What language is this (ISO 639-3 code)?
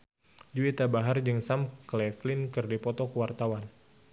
sun